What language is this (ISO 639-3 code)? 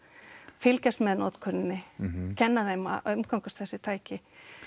isl